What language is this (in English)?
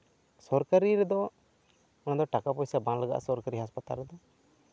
Santali